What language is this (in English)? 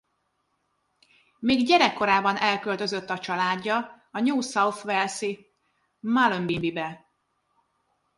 Hungarian